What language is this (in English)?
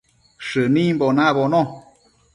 Matsés